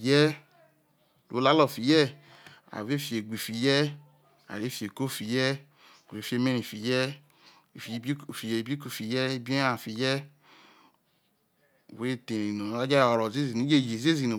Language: Isoko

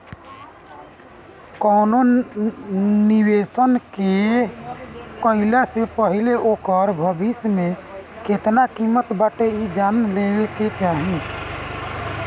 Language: Bhojpuri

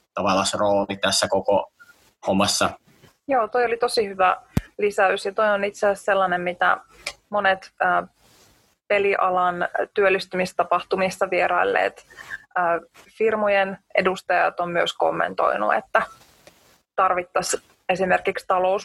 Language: Finnish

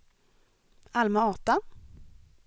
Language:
Swedish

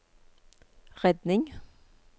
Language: Norwegian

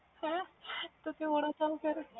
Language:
Punjabi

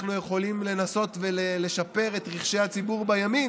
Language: Hebrew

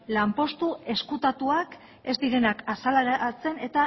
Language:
Basque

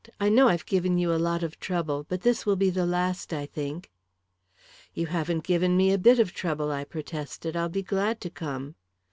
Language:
English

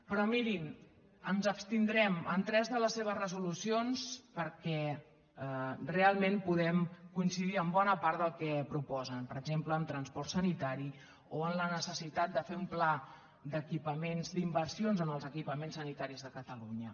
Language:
Catalan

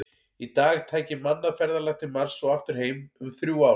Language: Icelandic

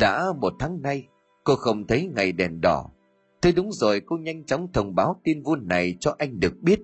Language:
Vietnamese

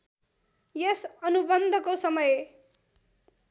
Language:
Nepali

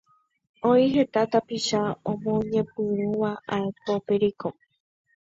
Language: Guarani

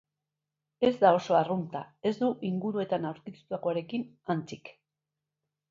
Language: Basque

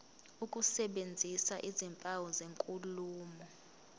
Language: Zulu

